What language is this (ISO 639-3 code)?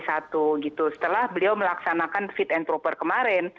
ind